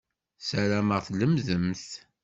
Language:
Kabyle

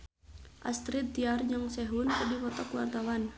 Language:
Sundanese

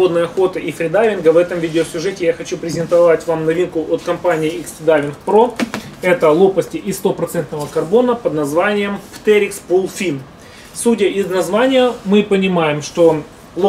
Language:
Russian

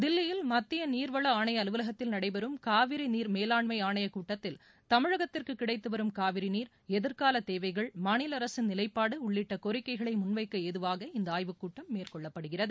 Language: Tamil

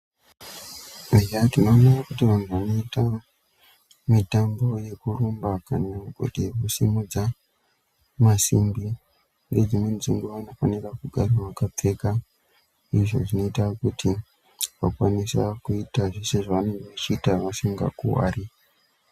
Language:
Ndau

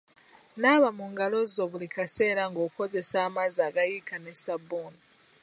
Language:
Ganda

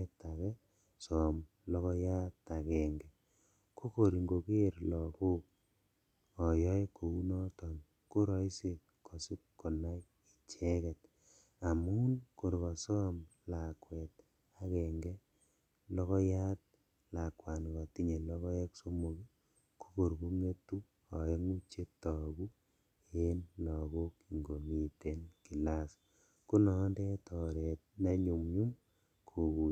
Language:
Kalenjin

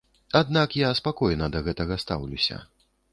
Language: Belarusian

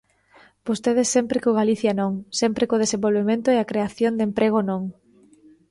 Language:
Galician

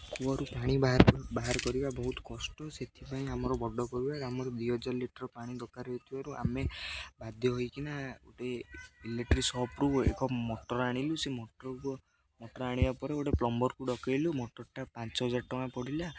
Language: Odia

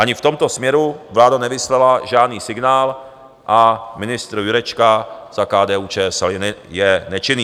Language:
Czech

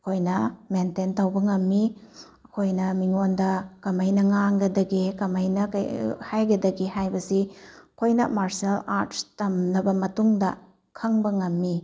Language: Manipuri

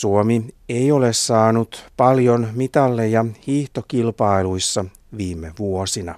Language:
Finnish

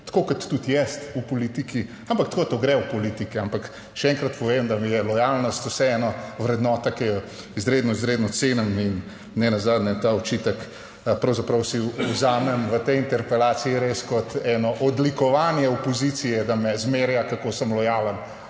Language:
Slovenian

